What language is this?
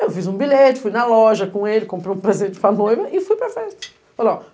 Portuguese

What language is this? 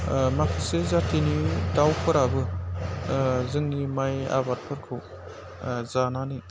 Bodo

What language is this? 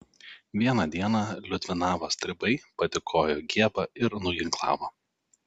Lithuanian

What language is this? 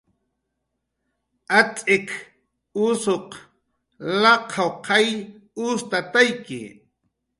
Jaqaru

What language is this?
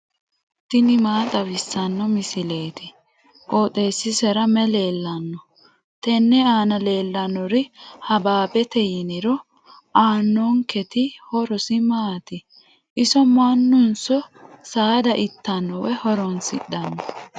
Sidamo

